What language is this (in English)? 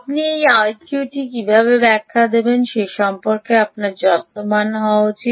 Bangla